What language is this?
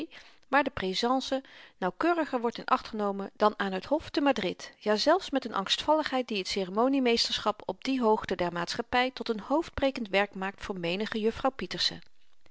Dutch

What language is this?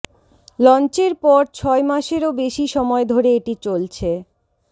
Bangla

